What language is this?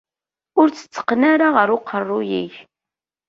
Kabyle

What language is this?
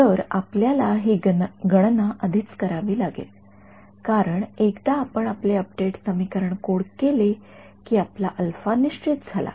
Marathi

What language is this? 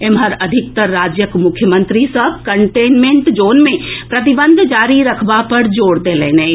Maithili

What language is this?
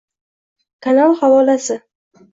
Uzbek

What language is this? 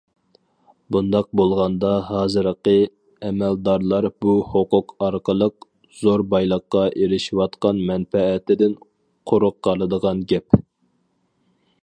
Uyghur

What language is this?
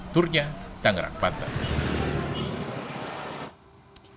Indonesian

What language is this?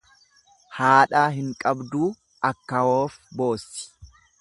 Oromo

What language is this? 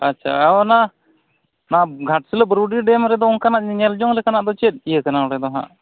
Santali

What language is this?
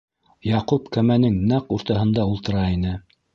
Bashkir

